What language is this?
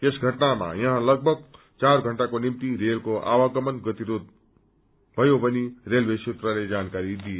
Nepali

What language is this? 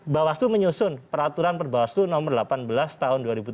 Indonesian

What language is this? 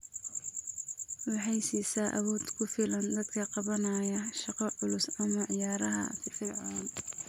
Somali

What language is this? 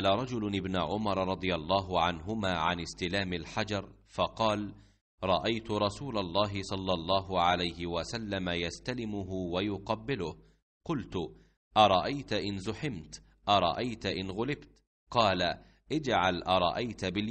Arabic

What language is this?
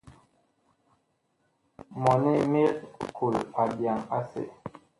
Bakoko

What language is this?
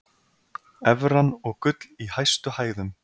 Icelandic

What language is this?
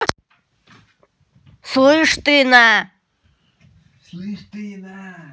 Russian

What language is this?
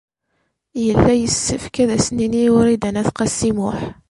Kabyle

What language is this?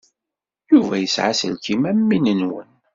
Kabyle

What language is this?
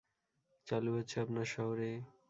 Bangla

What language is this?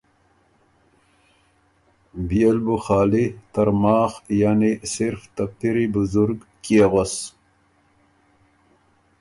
Ormuri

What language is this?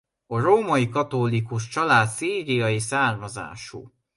Hungarian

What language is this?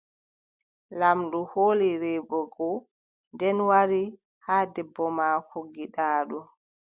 Adamawa Fulfulde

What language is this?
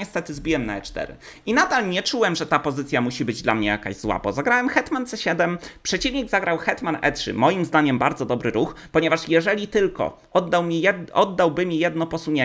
Polish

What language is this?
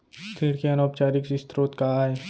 Chhattisgarhi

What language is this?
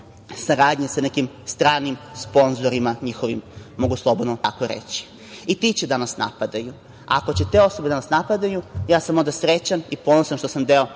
Serbian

